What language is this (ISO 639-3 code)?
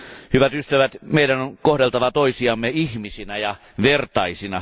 fin